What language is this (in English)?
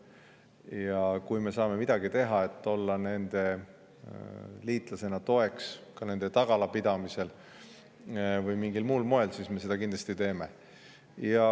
Estonian